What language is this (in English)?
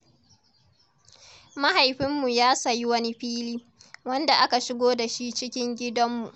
Hausa